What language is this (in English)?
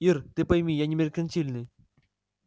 Russian